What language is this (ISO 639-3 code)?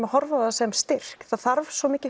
isl